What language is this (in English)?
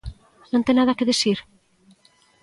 Galician